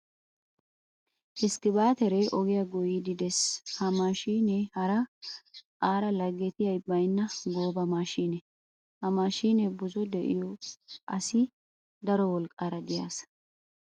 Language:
Wolaytta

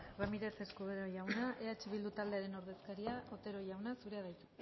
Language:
Basque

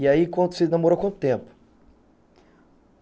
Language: Portuguese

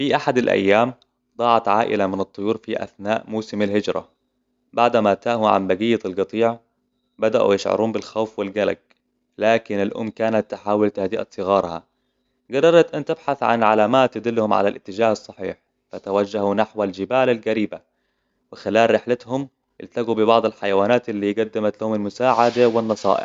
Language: Hijazi Arabic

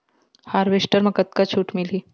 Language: Chhattisgarhi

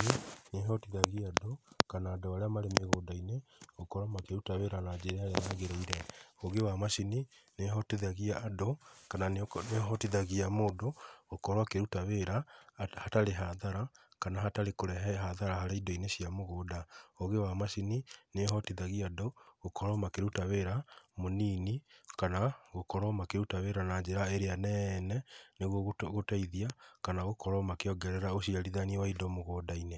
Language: Kikuyu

